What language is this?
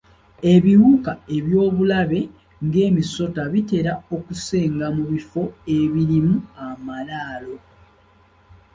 Ganda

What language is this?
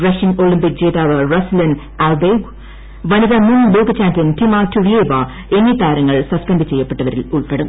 Malayalam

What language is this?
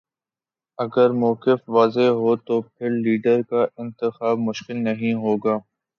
Urdu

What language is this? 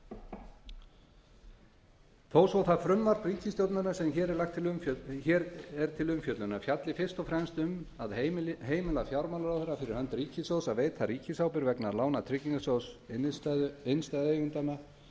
Icelandic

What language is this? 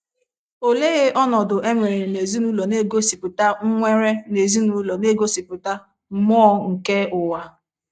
Igbo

